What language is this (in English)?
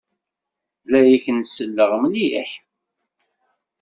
Kabyle